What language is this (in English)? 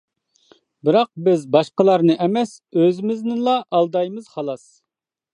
Uyghur